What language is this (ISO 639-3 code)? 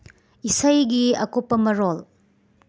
mni